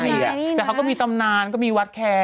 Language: Thai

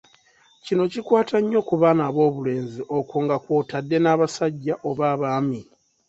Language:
Ganda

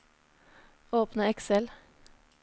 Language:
Norwegian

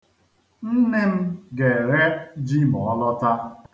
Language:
Igbo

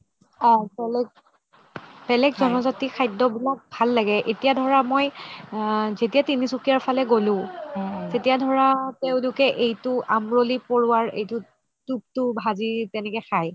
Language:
Assamese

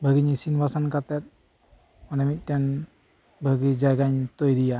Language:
Santali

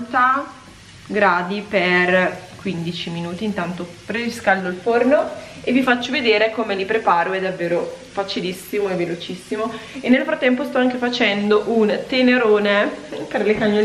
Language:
Italian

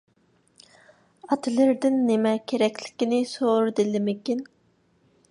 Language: Uyghur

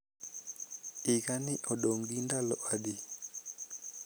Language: Luo (Kenya and Tanzania)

